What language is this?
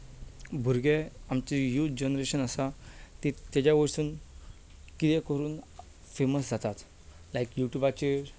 Konkani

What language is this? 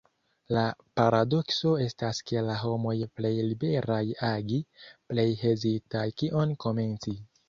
Esperanto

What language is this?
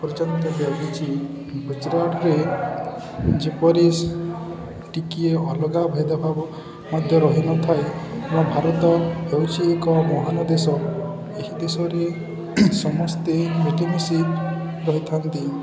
Odia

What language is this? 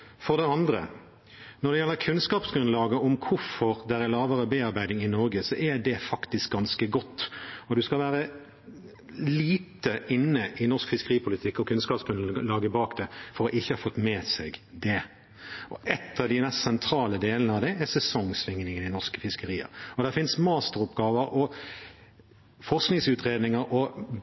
Norwegian Bokmål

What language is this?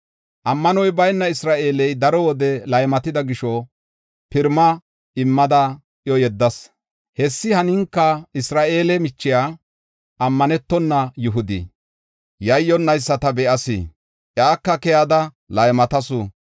Gofa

